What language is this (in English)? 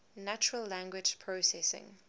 English